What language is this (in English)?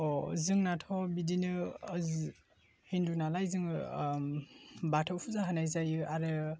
Bodo